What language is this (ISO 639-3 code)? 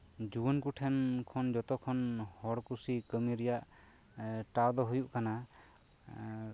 sat